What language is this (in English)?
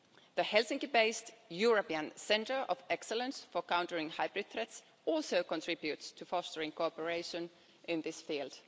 English